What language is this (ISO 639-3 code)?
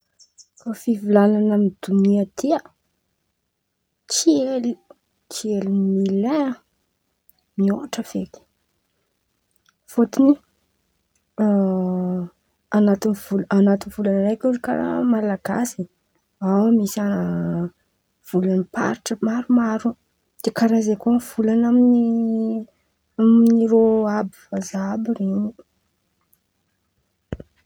xmv